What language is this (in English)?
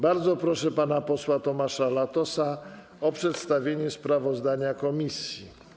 Polish